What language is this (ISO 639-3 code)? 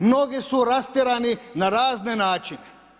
hrv